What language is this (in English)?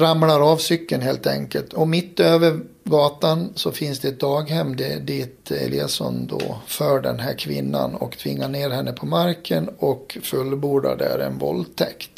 Swedish